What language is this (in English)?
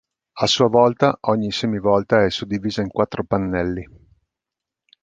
Italian